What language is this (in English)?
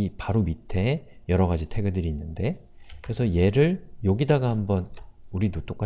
Korean